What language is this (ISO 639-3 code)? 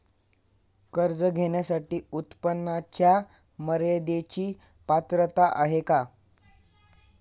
mar